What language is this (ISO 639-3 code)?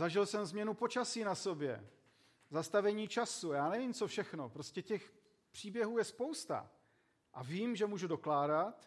ces